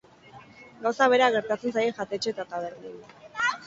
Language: Basque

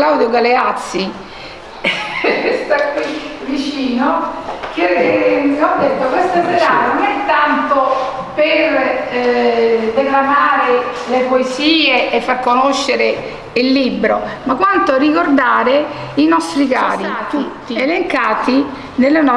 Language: Italian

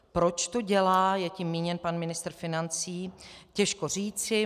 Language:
Czech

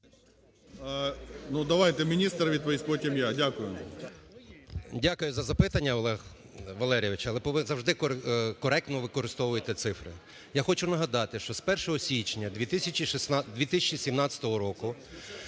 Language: Ukrainian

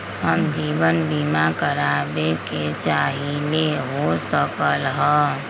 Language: Magahi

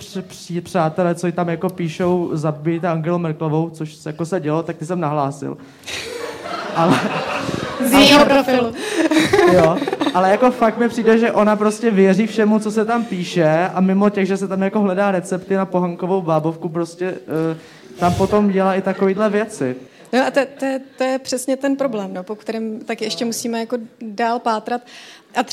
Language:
Czech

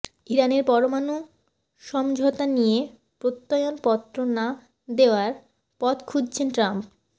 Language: Bangla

